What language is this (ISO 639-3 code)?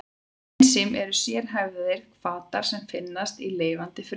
isl